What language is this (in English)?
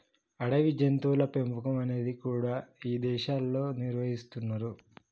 Telugu